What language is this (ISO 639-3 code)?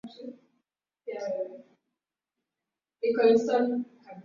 swa